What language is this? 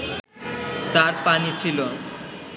Bangla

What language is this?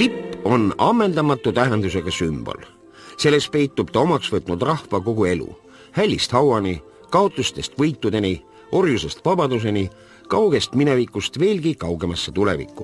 Finnish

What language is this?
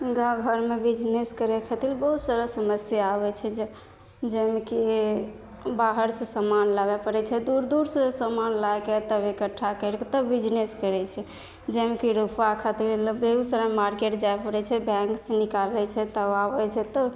Maithili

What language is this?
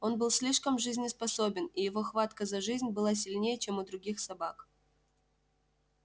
Russian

